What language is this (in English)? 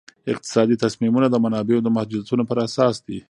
Pashto